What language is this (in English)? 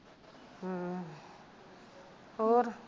Punjabi